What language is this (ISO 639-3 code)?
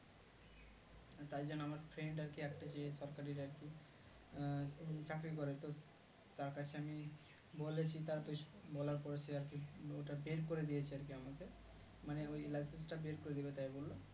ben